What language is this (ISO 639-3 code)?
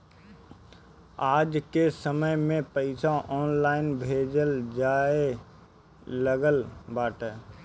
bho